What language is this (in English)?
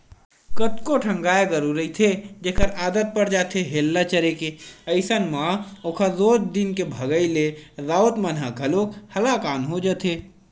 Chhattisgarhi